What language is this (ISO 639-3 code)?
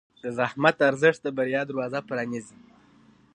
pus